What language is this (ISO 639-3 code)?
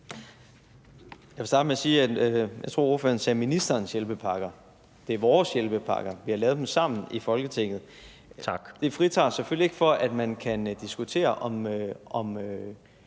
dan